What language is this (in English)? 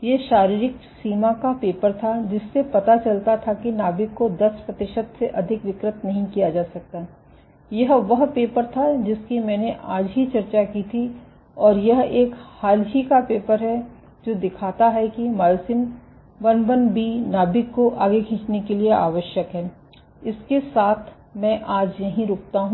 Hindi